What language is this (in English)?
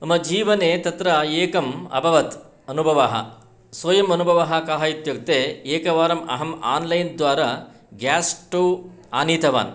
Sanskrit